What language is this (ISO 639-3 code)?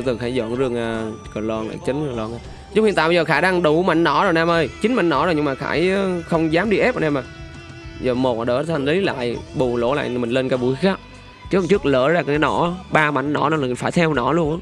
vie